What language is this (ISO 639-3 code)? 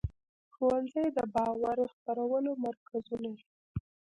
pus